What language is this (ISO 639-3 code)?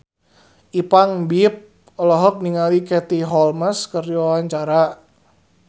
sun